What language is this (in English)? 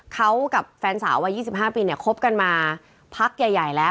Thai